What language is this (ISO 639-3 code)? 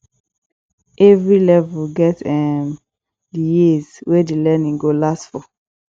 pcm